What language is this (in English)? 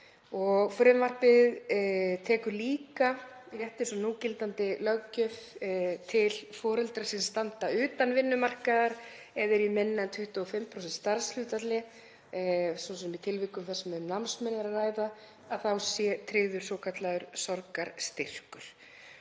Icelandic